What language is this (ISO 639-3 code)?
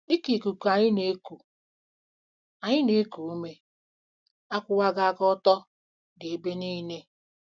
ibo